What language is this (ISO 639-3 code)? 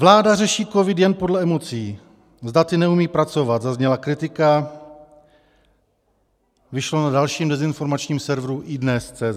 ces